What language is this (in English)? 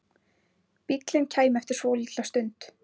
Icelandic